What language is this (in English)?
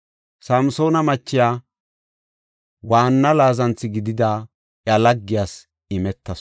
Gofa